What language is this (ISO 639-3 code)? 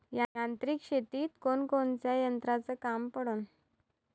mar